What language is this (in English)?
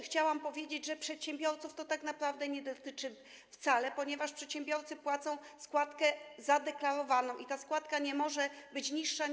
Polish